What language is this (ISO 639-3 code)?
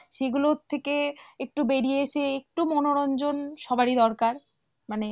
ben